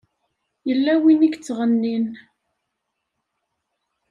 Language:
Kabyle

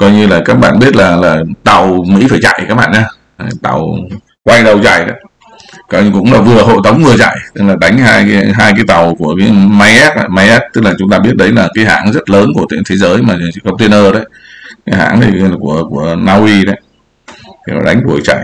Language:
Vietnamese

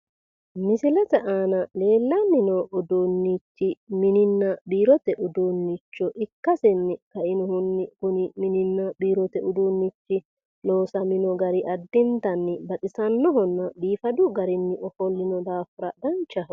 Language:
Sidamo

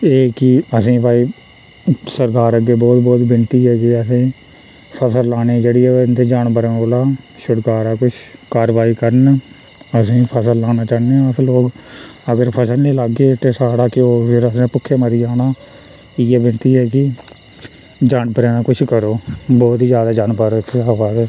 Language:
Dogri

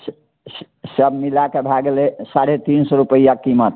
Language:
Maithili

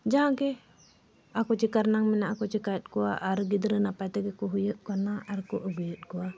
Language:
Santali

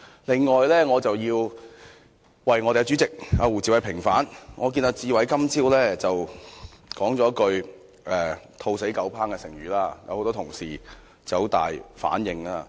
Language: Cantonese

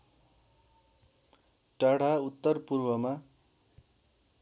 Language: Nepali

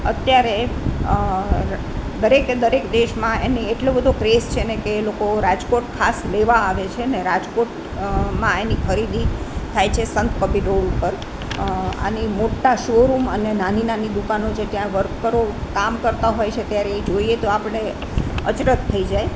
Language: Gujarati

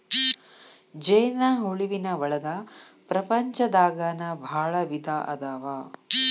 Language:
Kannada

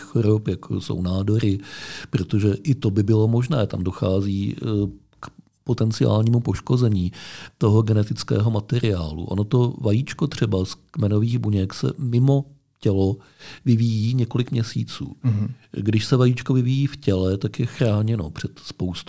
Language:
Czech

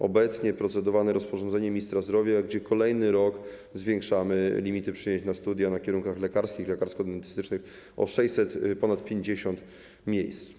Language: Polish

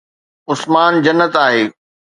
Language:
Sindhi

